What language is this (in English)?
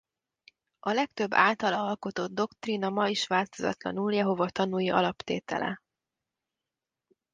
Hungarian